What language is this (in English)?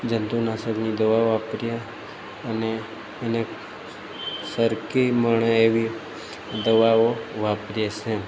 Gujarati